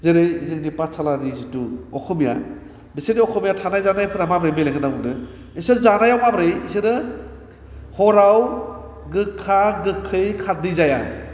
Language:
Bodo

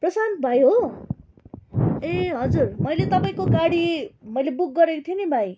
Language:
Nepali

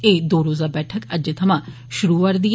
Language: Dogri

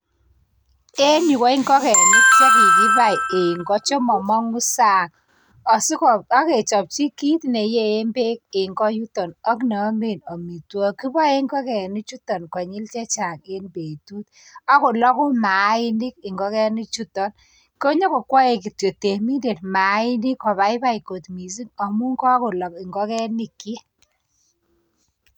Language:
Kalenjin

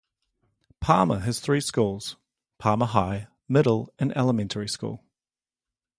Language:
English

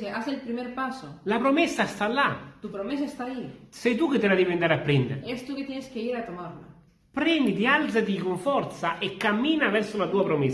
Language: Italian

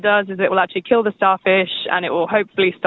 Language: Indonesian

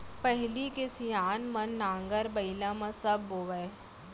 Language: Chhattisgarhi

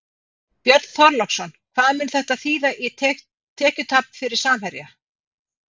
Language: Icelandic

